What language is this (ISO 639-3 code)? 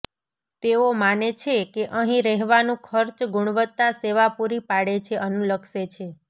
guj